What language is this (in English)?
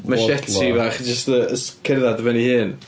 Welsh